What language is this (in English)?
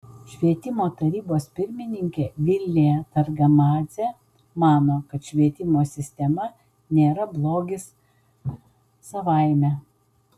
Lithuanian